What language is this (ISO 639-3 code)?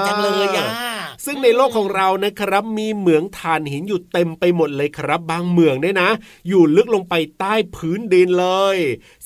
tha